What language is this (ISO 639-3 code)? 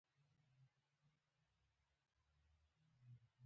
pus